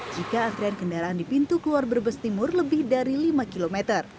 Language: Indonesian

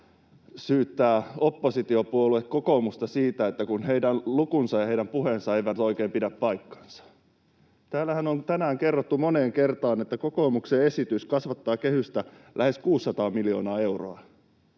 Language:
Finnish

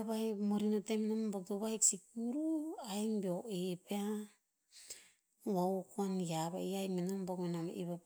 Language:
Tinputz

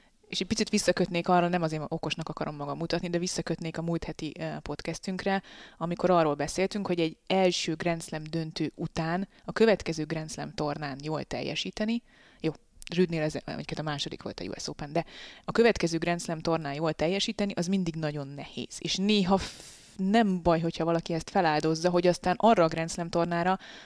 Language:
Hungarian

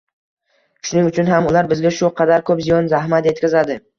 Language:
Uzbek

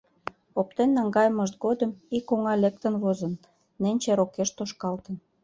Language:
Mari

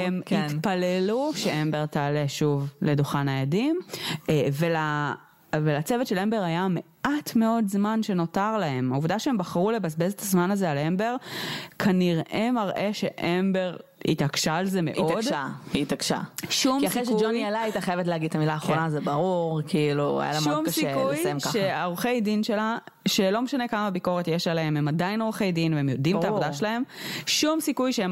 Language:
Hebrew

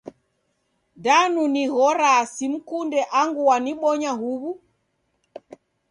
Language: Taita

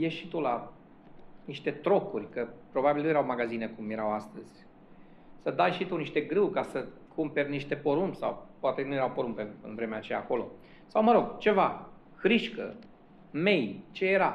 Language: Romanian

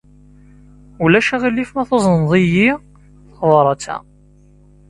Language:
Kabyle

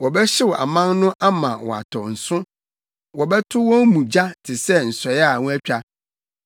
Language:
Akan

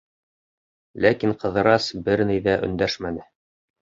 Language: Bashkir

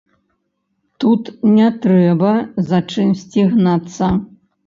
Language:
Belarusian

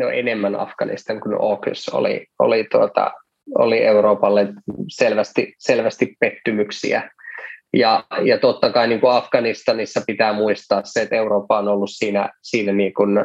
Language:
Finnish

